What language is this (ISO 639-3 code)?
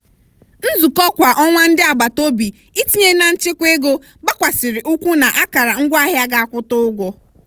ibo